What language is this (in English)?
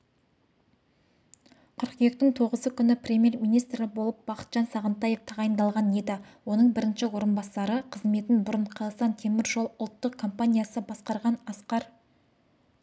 Kazakh